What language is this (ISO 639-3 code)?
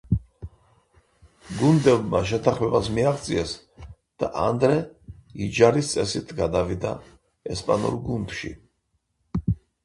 kat